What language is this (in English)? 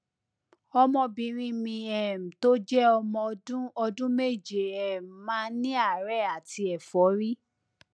Yoruba